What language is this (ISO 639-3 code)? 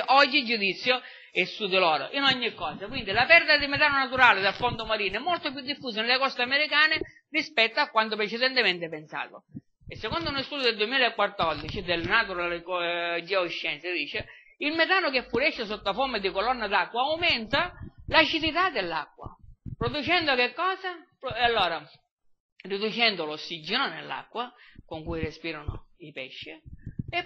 ita